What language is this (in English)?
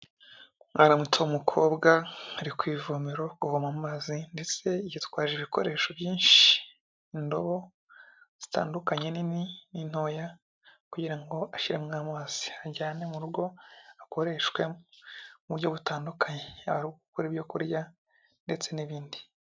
Kinyarwanda